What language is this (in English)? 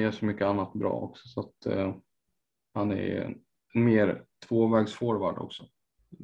Swedish